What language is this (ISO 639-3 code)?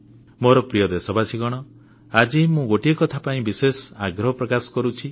ori